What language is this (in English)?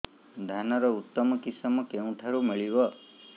Odia